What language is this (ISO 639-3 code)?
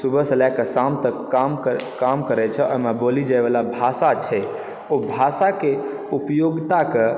mai